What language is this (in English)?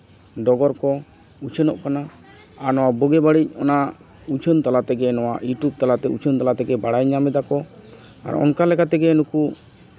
Santali